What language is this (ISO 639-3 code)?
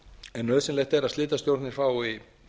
isl